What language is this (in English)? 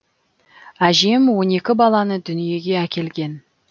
Kazakh